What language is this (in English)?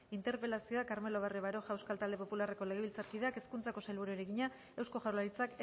Basque